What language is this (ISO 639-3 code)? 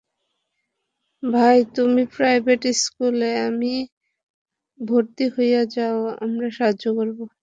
ben